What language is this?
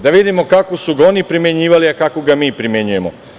Serbian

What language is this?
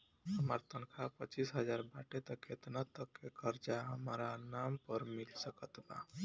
Bhojpuri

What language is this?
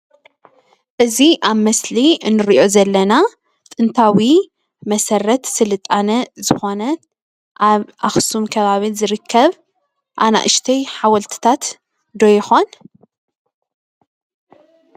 Tigrinya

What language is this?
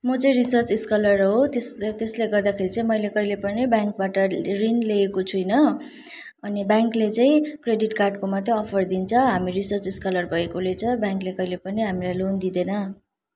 Nepali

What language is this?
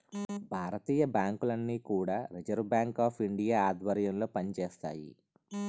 Telugu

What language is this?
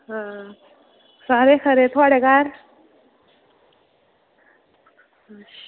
Dogri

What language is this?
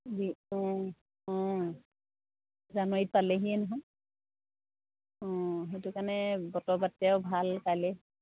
Assamese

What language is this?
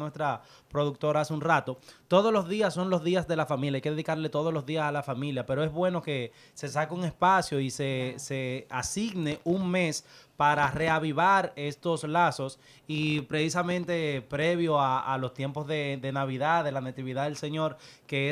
Spanish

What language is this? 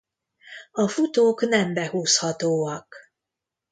Hungarian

